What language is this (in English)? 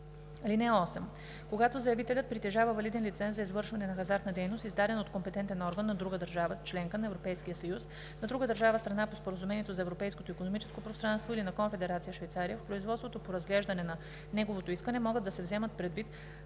Bulgarian